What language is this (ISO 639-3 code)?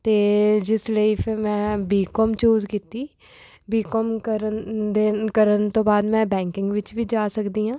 pan